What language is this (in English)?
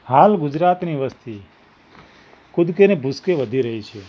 Gujarati